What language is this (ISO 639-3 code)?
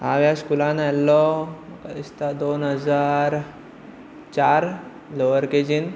kok